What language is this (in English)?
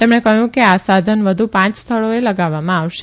Gujarati